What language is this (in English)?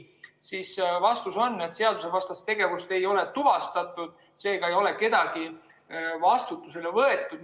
Estonian